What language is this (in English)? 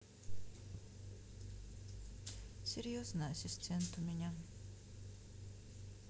Russian